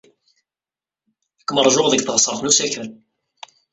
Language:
Kabyle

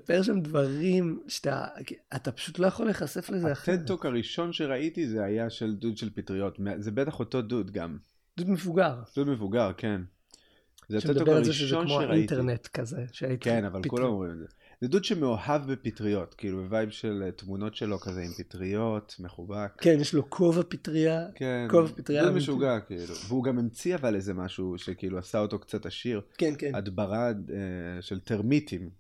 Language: Hebrew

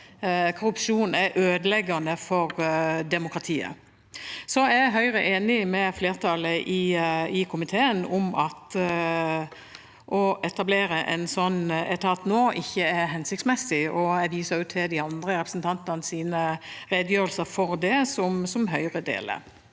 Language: Norwegian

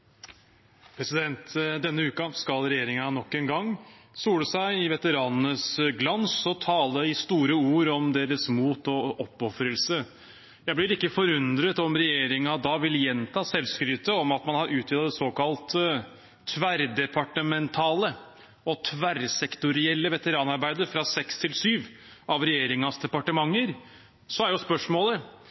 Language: Norwegian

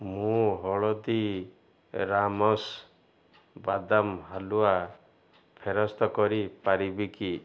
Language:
Odia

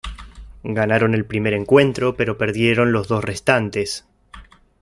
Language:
Spanish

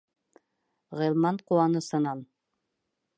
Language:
Bashkir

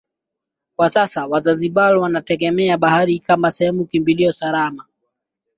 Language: Swahili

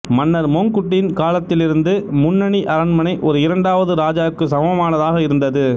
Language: Tamil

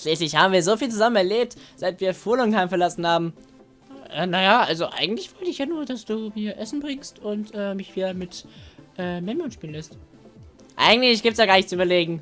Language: German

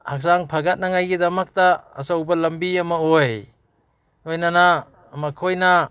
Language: Manipuri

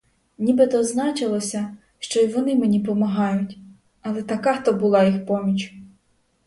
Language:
Ukrainian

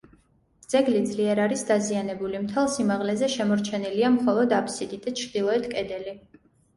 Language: Georgian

